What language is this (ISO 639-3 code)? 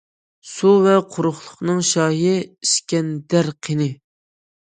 uig